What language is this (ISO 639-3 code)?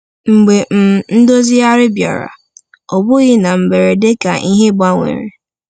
ibo